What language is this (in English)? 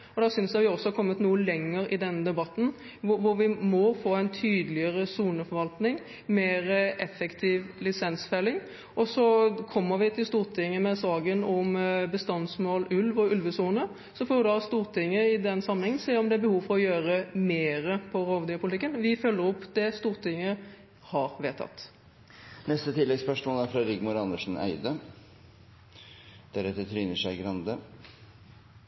Norwegian